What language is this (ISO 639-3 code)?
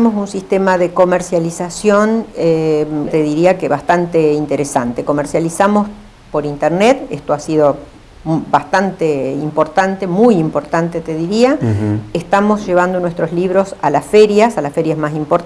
spa